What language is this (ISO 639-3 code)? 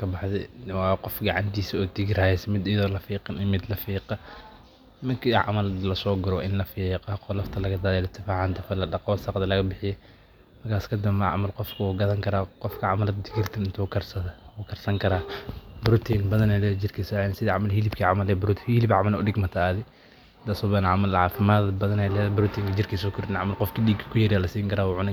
som